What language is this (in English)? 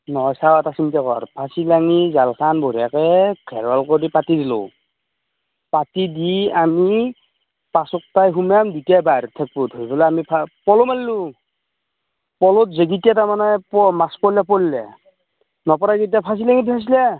Assamese